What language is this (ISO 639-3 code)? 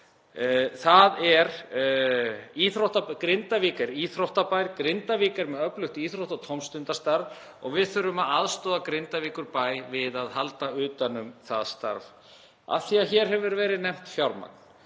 isl